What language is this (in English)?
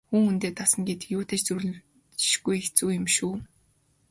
Mongolian